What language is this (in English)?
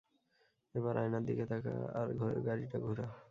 Bangla